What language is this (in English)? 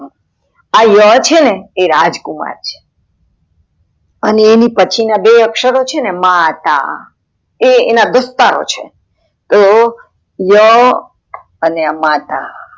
Gujarati